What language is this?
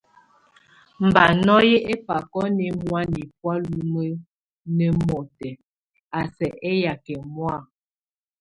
Tunen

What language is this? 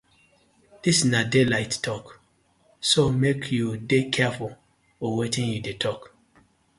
Nigerian Pidgin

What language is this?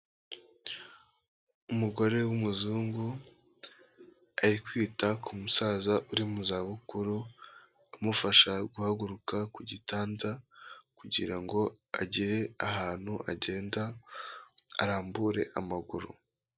Kinyarwanda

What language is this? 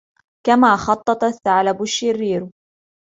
Arabic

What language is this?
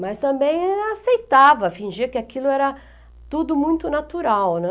Portuguese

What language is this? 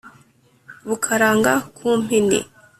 Kinyarwanda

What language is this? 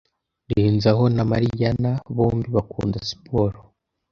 Kinyarwanda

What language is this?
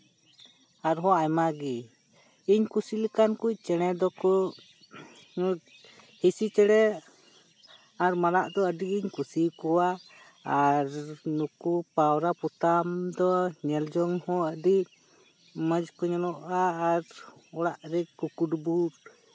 Santali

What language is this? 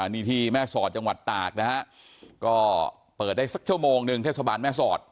Thai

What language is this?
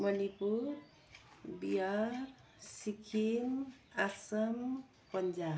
Nepali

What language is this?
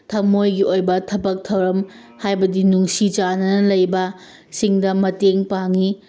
Manipuri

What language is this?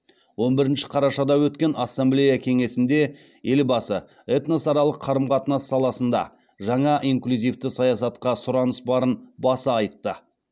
Kazakh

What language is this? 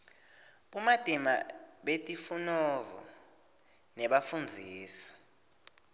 Swati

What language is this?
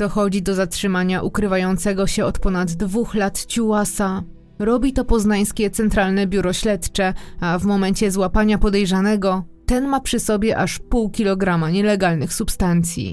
Polish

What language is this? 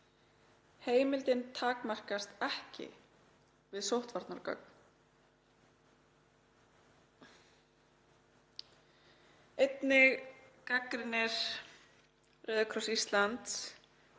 Icelandic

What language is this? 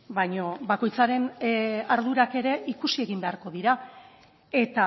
Basque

